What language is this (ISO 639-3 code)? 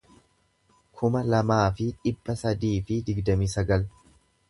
orm